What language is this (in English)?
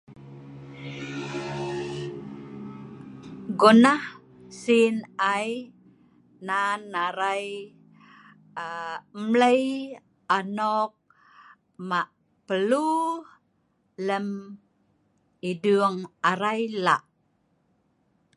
Sa'ban